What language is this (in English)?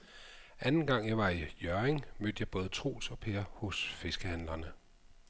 Danish